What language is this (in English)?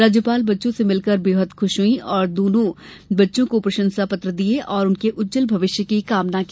Hindi